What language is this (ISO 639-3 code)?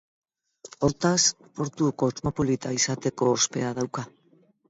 eus